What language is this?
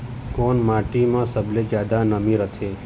Chhattisgarhi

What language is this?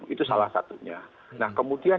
Indonesian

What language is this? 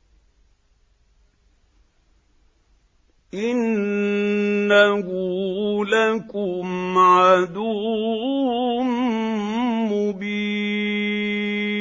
Arabic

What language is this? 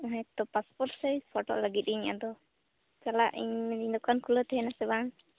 Santali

